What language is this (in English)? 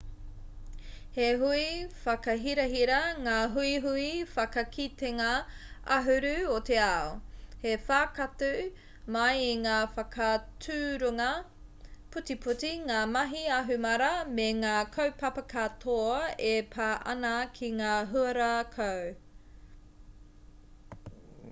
Māori